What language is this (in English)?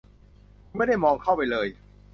Thai